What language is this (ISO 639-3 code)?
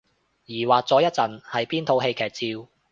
yue